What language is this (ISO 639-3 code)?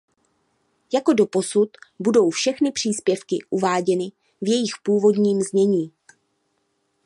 ces